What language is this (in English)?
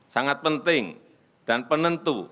Indonesian